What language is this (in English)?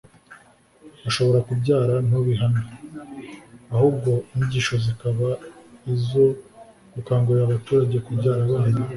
Kinyarwanda